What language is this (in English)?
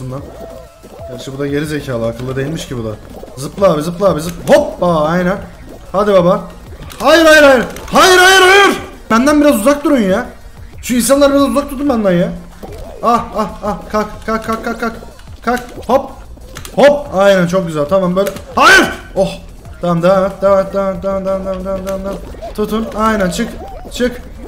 Turkish